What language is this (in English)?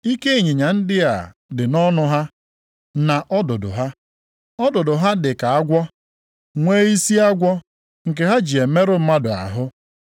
Igbo